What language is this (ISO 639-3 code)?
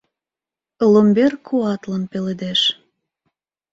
chm